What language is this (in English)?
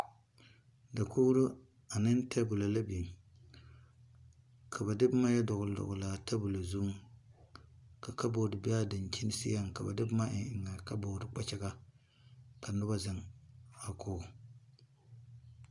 Southern Dagaare